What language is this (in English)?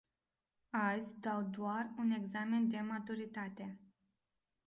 Romanian